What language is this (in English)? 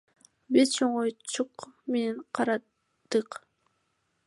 Kyrgyz